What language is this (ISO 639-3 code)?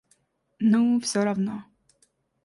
rus